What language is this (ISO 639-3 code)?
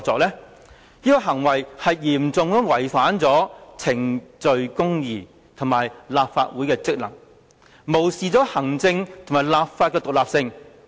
yue